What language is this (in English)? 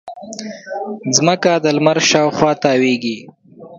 Pashto